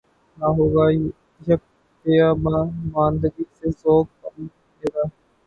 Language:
Urdu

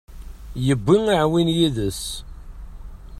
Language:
Kabyle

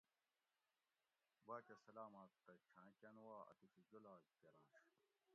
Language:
Gawri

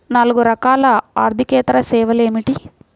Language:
Telugu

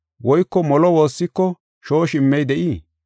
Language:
Gofa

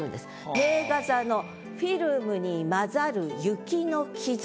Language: Japanese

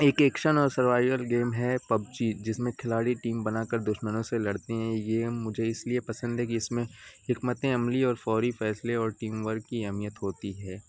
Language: Urdu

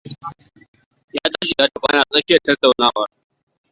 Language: Hausa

